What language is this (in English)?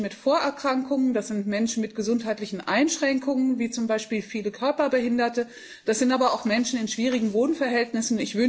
German